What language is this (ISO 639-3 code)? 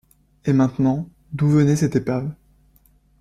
fra